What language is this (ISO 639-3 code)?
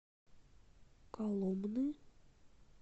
rus